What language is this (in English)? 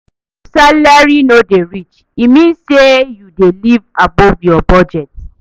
Nigerian Pidgin